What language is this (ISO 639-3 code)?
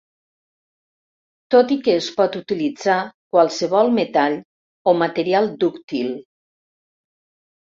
cat